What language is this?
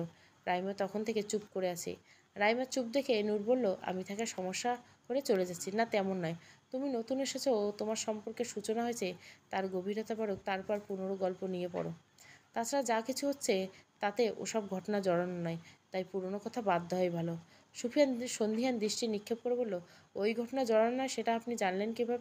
Bangla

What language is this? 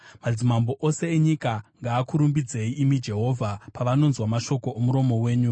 Shona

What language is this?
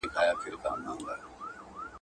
Pashto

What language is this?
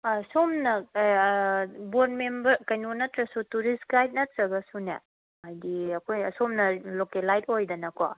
Manipuri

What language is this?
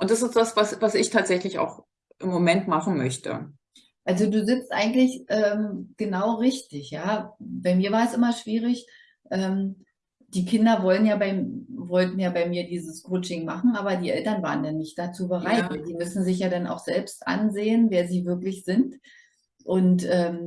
German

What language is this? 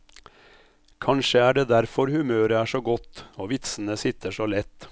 Norwegian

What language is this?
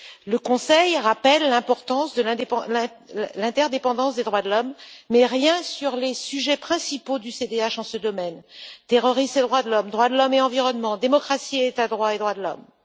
French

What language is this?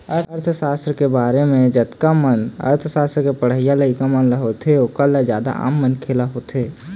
Chhattisgarhi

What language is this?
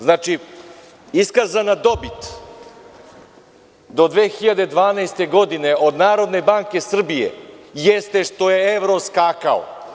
Serbian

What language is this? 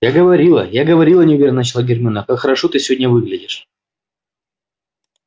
Russian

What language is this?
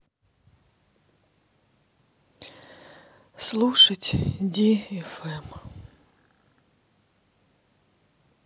Russian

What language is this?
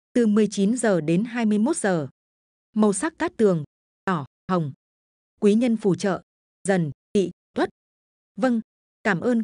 Vietnamese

